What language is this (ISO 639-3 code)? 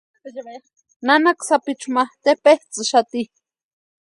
pua